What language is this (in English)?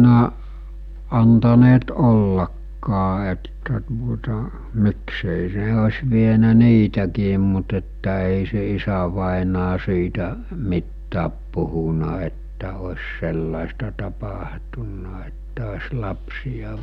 Finnish